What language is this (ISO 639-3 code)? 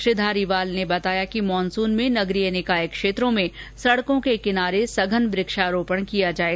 hin